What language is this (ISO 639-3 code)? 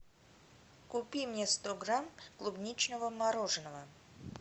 rus